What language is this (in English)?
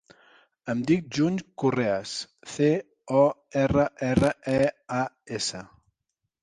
Catalan